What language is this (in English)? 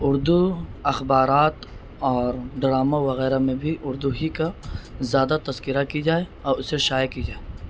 Urdu